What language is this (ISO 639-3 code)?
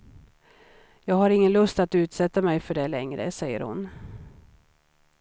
swe